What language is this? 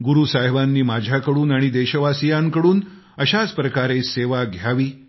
Marathi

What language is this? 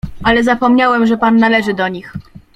Polish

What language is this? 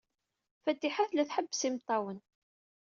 Kabyle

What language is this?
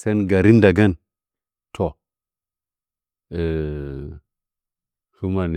Nzanyi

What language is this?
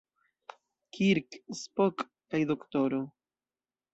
Esperanto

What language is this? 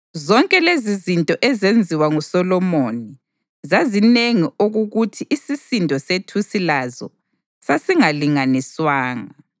North Ndebele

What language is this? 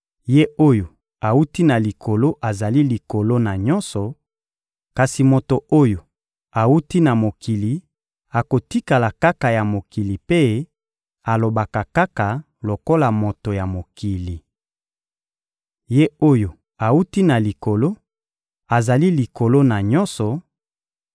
Lingala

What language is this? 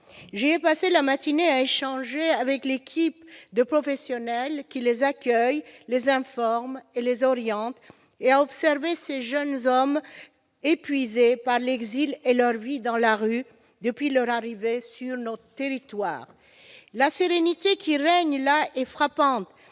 French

